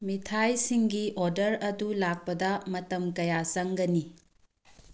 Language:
Manipuri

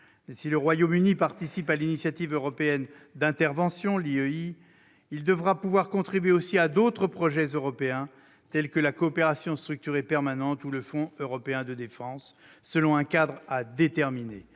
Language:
French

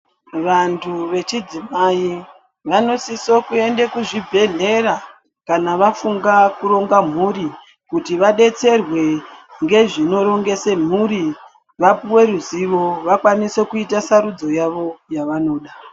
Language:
Ndau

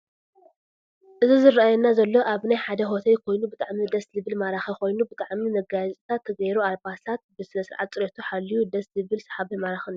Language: Tigrinya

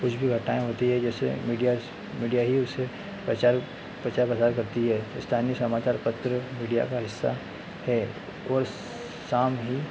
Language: Hindi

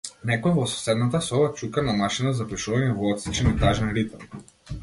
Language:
Macedonian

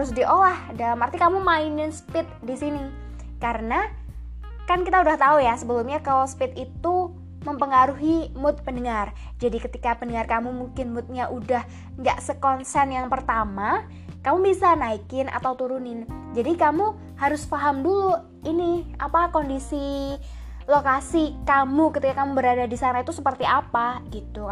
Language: Indonesian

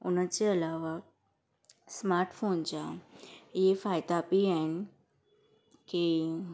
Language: Sindhi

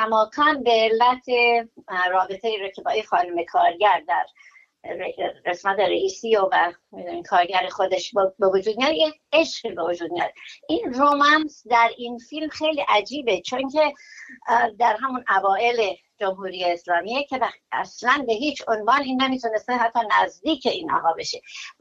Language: Persian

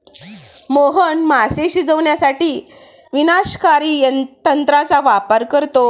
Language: Marathi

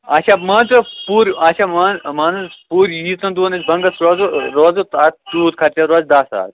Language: Kashmiri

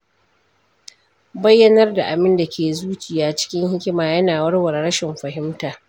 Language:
Hausa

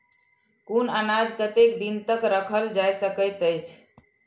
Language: Maithili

